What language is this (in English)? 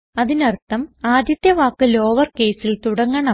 Malayalam